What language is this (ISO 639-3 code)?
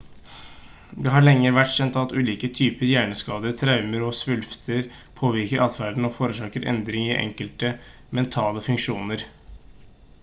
nob